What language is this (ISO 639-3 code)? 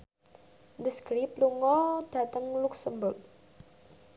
jav